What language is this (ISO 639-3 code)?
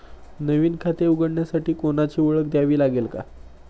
mar